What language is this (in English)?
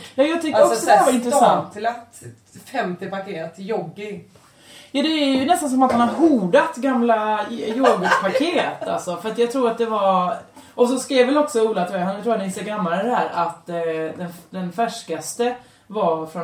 Swedish